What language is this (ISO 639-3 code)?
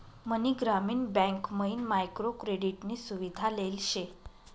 mar